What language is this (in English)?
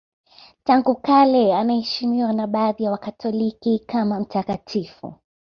Swahili